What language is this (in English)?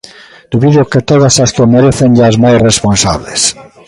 Galician